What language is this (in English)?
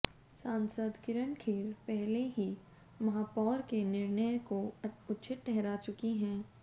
Hindi